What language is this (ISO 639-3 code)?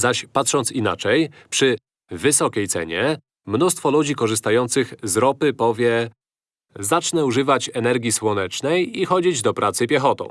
pol